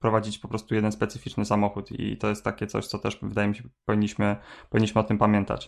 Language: Polish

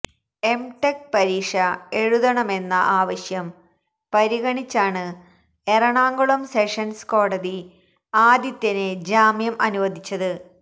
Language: Malayalam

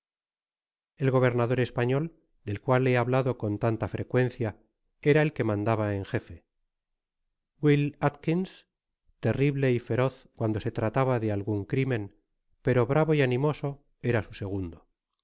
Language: Spanish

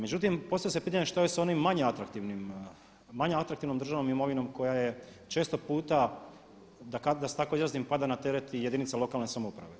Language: Croatian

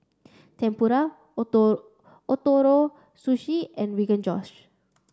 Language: English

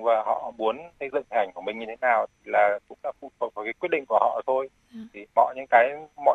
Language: Vietnamese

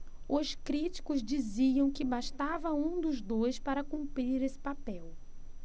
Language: Portuguese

